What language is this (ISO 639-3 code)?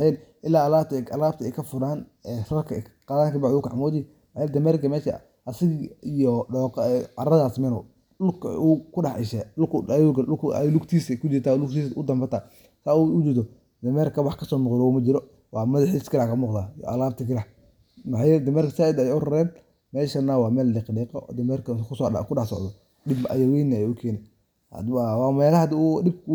som